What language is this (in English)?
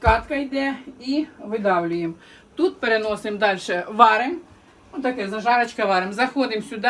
Ukrainian